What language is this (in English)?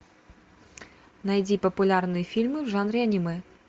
Russian